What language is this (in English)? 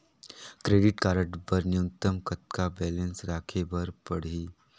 Chhattisgarhi